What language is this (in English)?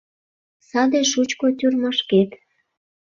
Mari